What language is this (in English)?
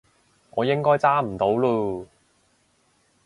Cantonese